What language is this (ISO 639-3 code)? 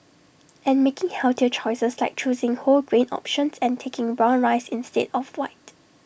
eng